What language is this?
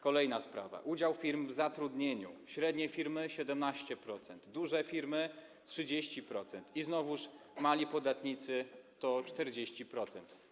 Polish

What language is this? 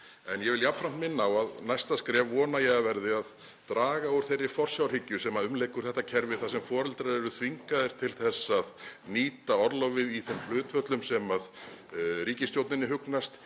Icelandic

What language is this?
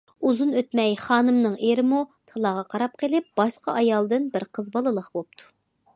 Uyghur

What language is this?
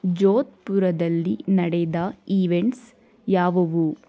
Kannada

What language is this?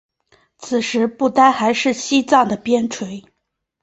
Chinese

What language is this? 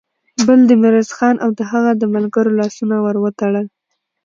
Pashto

